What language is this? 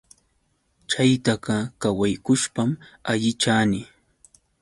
Yauyos Quechua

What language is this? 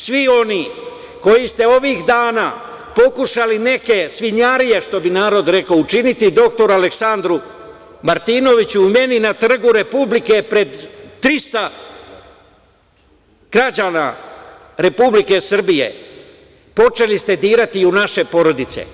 Serbian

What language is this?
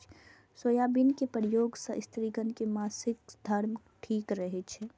Maithili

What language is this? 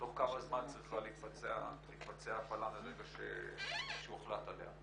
Hebrew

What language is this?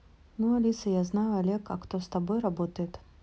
Russian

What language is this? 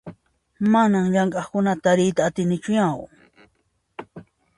Puno Quechua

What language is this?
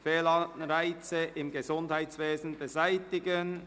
Swiss German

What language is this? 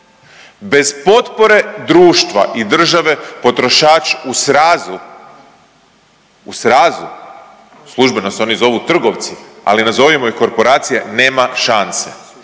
Croatian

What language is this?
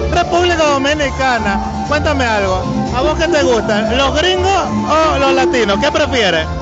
Spanish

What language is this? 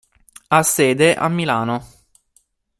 Italian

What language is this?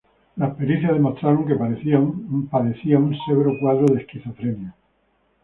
Spanish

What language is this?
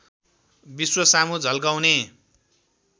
Nepali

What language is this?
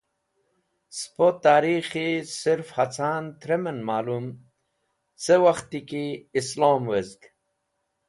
Wakhi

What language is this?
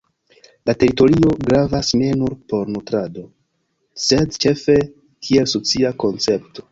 Esperanto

